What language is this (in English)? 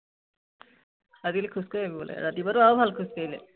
Assamese